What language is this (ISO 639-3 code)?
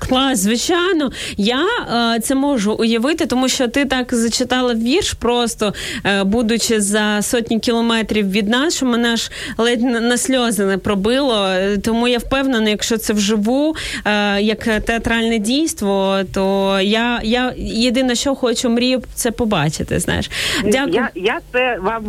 ukr